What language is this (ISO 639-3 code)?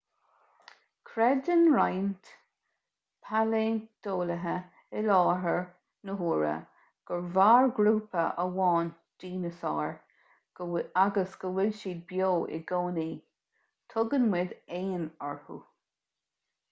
gle